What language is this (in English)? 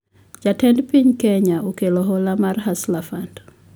Luo (Kenya and Tanzania)